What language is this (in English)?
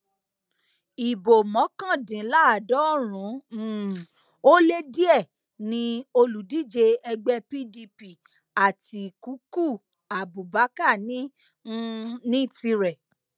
Yoruba